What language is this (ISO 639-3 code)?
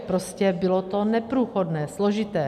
ces